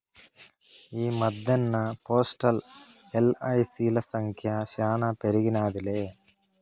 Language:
Telugu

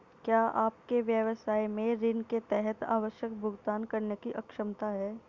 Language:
Hindi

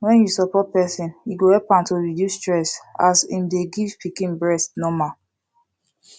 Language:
Nigerian Pidgin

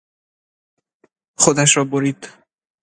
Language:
Persian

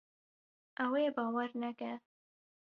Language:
Kurdish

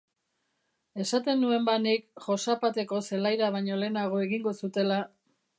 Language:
Basque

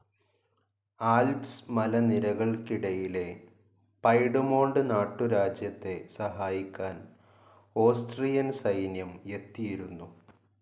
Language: Malayalam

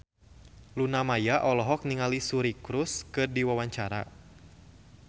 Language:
Sundanese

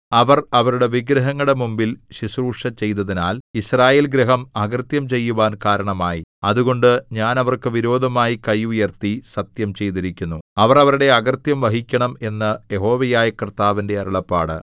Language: Malayalam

